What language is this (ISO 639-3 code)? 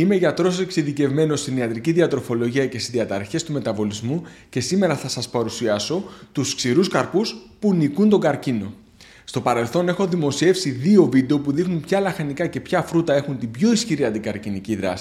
ell